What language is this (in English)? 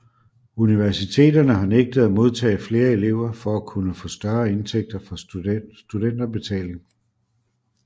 Danish